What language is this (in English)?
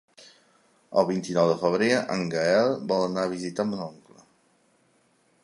Catalan